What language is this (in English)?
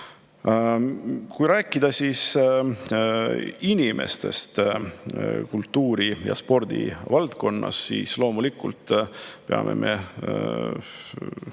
Estonian